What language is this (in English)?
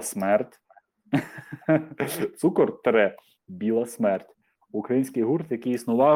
Ukrainian